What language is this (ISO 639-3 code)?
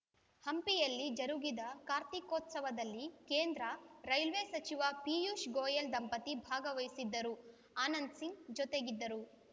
kan